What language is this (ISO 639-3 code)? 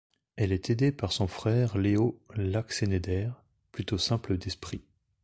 fra